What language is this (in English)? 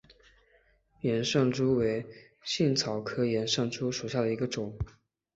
Chinese